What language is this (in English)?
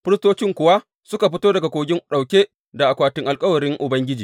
Hausa